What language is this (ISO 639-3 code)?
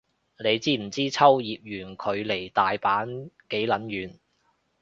yue